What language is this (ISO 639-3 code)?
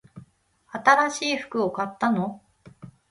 jpn